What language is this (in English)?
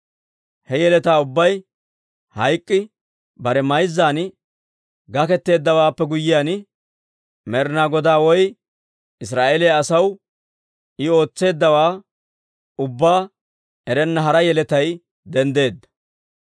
Dawro